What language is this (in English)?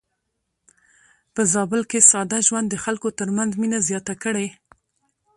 Pashto